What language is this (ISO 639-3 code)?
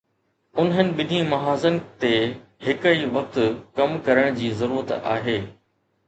snd